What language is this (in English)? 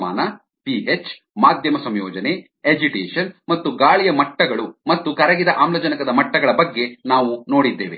Kannada